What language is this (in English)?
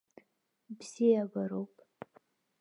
Abkhazian